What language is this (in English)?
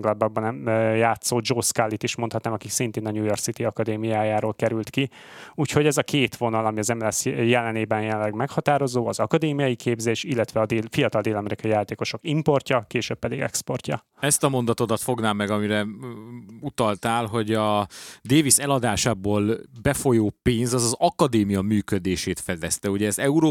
Hungarian